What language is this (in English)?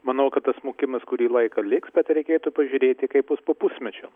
Lithuanian